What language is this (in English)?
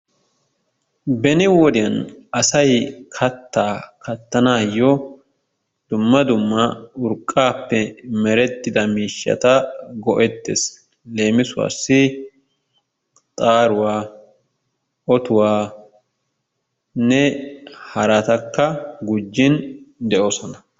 Wolaytta